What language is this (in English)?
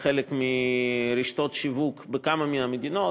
Hebrew